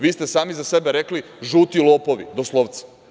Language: Serbian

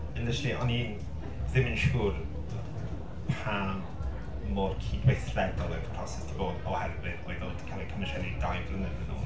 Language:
Welsh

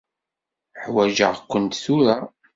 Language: Kabyle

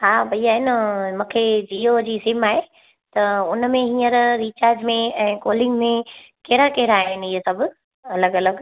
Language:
Sindhi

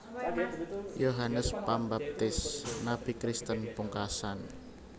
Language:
Javanese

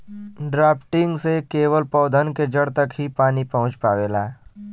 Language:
Bhojpuri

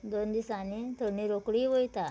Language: Konkani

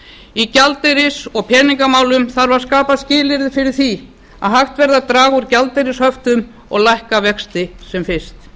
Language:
Icelandic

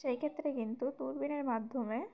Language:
Bangla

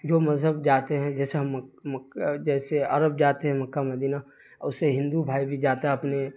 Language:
Urdu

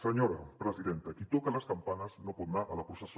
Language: Catalan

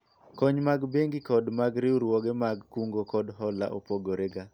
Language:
Luo (Kenya and Tanzania)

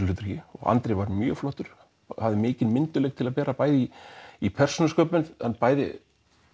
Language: Icelandic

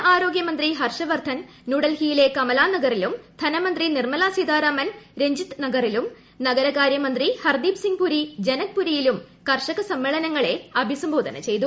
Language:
Malayalam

